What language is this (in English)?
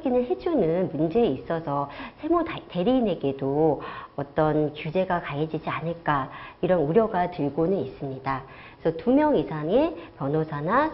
Korean